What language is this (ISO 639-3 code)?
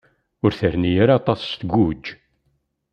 kab